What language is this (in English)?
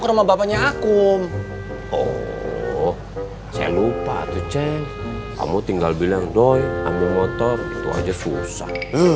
Indonesian